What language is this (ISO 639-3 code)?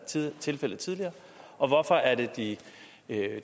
dan